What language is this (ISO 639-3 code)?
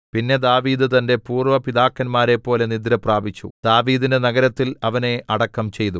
mal